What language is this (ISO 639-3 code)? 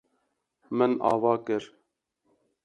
kur